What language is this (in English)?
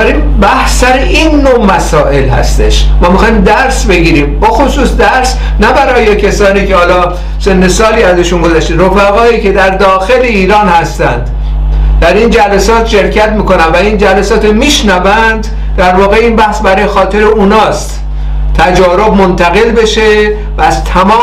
Persian